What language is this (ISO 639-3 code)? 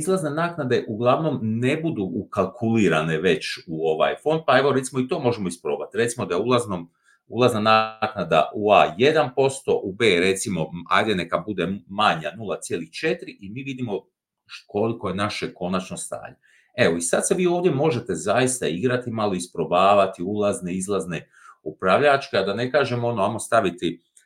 hrv